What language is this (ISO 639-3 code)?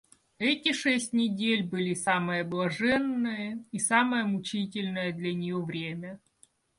rus